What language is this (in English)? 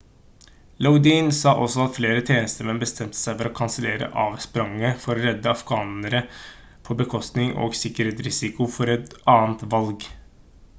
Norwegian Bokmål